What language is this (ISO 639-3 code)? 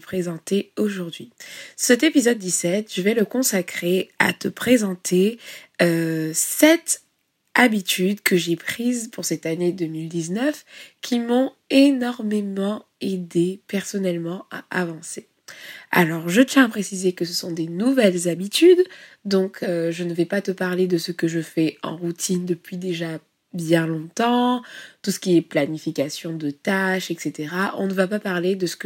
fra